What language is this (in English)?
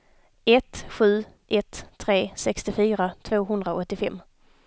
Swedish